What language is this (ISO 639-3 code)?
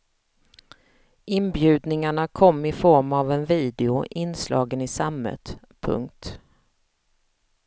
swe